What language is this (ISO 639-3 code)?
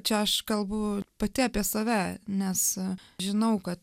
lit